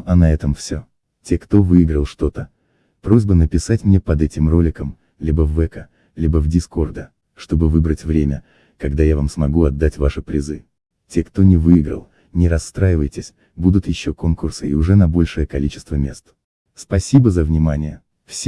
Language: Russian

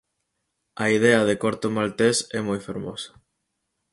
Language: Galician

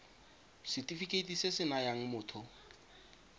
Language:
Tswana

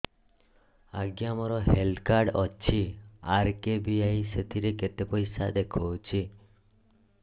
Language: Odia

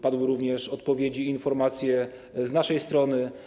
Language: Polish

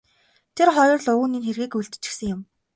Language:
Mongolian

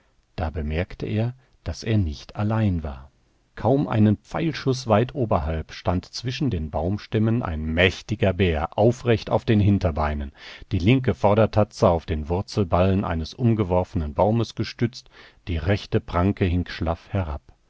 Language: German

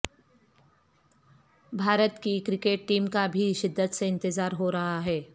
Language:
Urdu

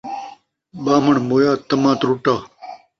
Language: Saraiki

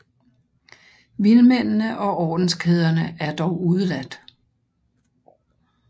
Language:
Danish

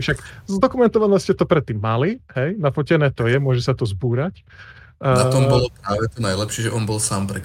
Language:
Slovak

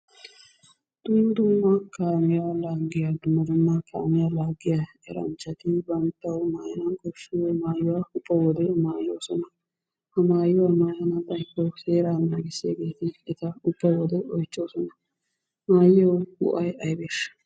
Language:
Wolaytta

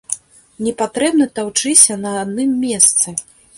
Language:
Belarusian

